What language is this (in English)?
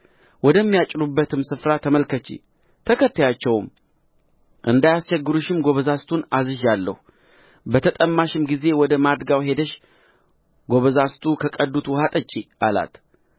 Amharic